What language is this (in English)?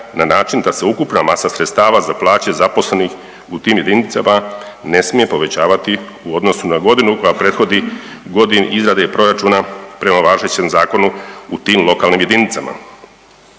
Croatian